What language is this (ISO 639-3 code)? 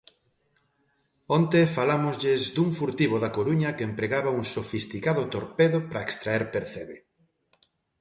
glg